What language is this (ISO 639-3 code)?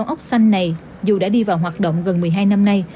vie